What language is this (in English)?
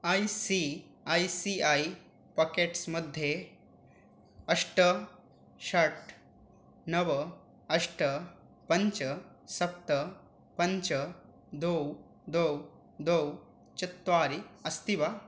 Sanskrit